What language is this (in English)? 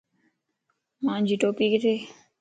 Lasi